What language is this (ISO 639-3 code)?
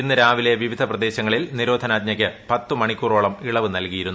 mal